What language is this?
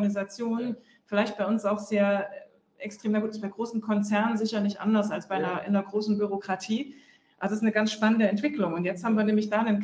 German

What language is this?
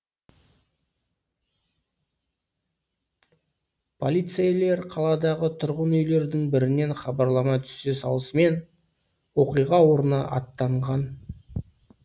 Kazakh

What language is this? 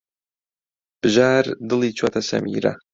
Central Kurdish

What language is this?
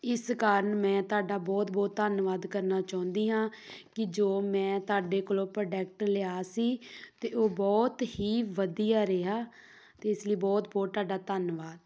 Punjabi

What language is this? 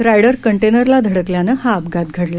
Marathi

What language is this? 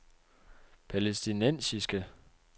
Danish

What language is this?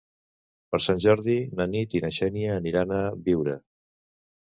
Catalan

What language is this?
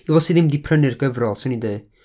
Welsh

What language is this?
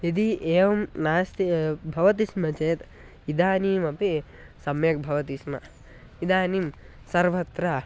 Sanskrit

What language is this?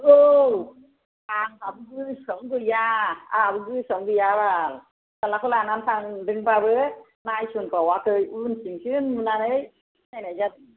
Bodo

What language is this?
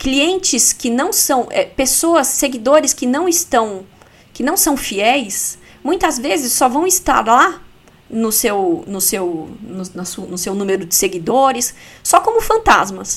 Portuguese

